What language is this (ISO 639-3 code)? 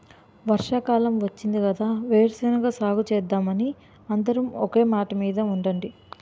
tel